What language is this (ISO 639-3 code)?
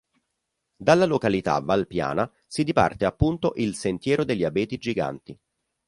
ita